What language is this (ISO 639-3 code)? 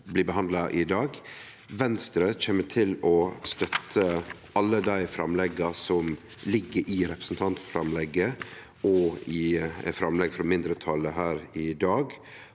nor